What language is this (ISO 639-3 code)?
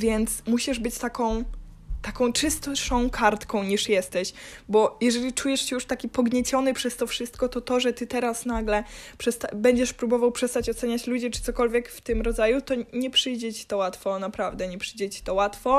pol